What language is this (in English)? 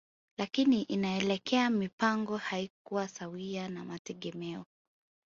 Swahili